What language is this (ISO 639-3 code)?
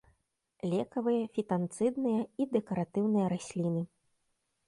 bel